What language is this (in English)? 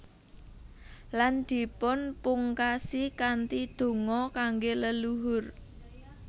Javanese